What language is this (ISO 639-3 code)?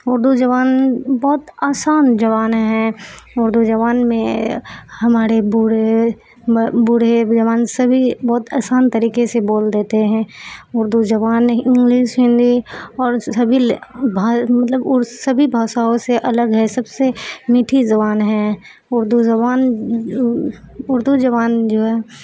urd